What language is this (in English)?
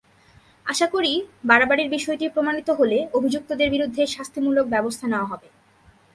Bangla